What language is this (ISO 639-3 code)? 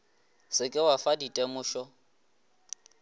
nso